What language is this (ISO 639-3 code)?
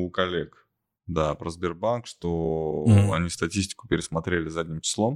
rus